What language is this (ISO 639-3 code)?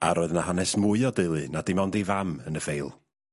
cym